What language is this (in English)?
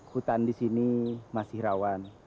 Indonesian